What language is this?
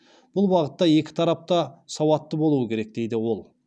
Kazakh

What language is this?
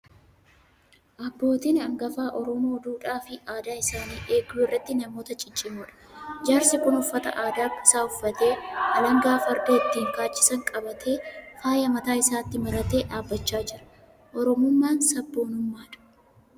Oromo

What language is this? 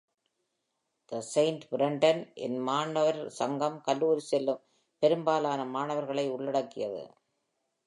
Tamil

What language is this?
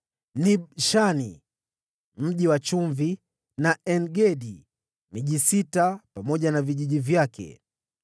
Swahili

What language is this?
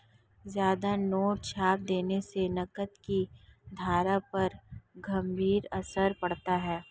Hindi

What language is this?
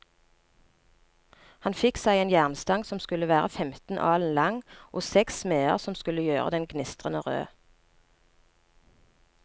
Norwegian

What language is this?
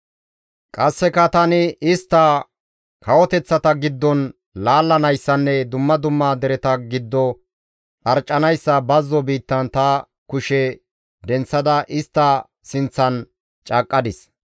Gamo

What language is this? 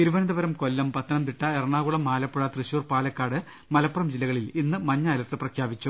Malayalam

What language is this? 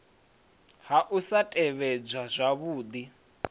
Venda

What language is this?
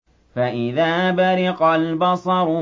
Arabic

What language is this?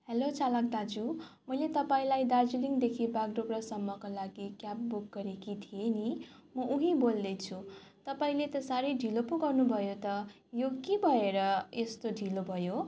Nepali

